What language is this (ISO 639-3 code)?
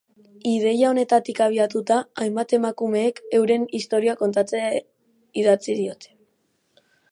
eus